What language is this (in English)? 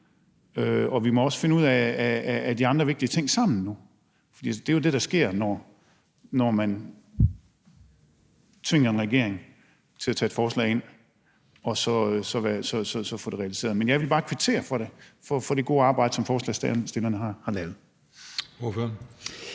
Danish